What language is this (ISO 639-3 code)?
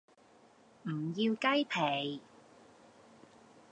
yue